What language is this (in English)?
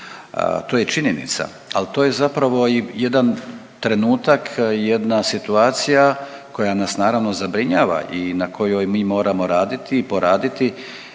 Croatian